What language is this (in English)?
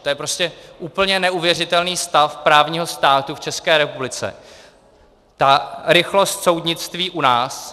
Czech